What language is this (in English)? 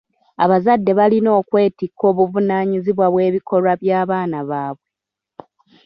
Ganda